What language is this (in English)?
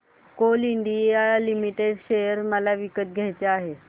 Marathi